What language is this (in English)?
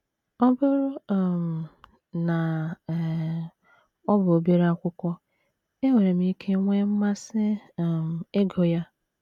Igbo